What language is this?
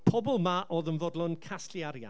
Welsh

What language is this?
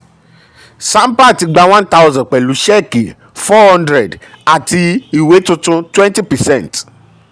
Yoruba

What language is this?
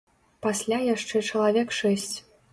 Belarusian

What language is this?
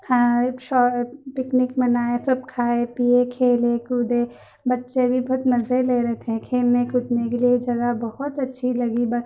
Urdu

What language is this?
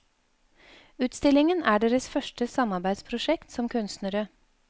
Norwegian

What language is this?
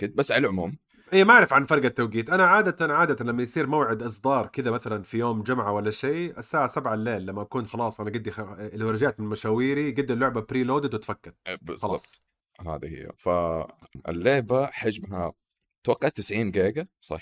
Arabic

